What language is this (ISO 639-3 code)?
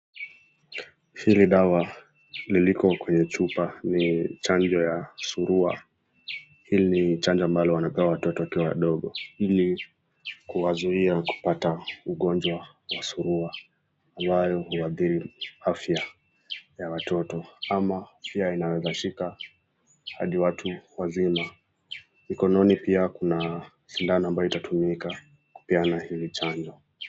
swa